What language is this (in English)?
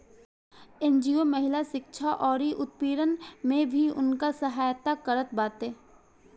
Bhojpuri